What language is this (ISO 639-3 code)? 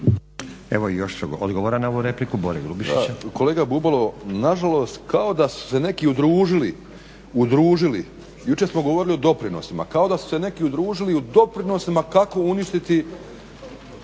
hrv